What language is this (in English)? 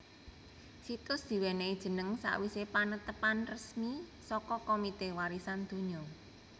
Javanese